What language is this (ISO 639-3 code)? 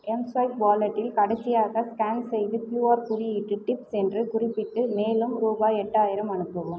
tam